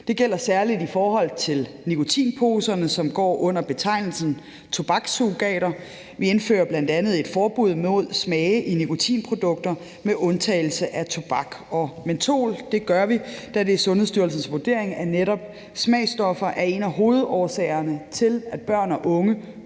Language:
Danish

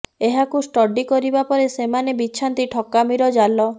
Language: Odia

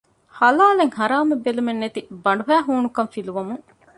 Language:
Divehi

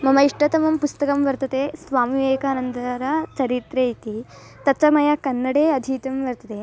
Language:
Sanskrit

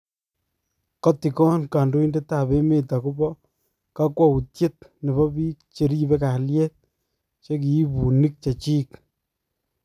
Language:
Kalenjin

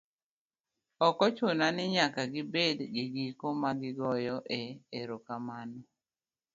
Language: Luo (Kenya and Tanzania)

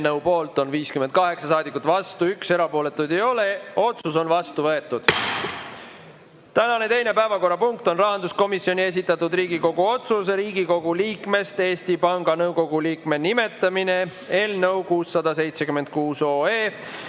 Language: Estonian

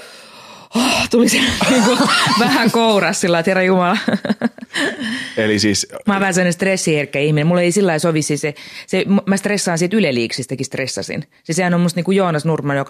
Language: Finnish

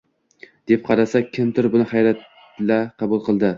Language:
Uzbek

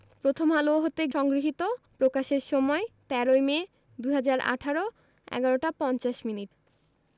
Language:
Bangla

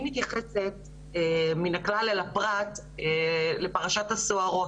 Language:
Hebrew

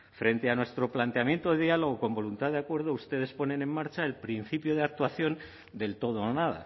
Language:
Spanish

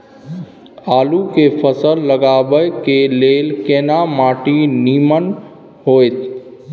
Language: Maithili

